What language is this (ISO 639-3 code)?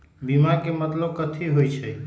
mag